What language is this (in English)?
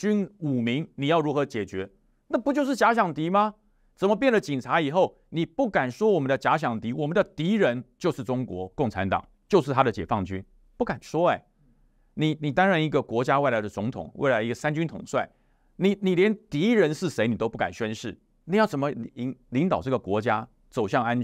Chinese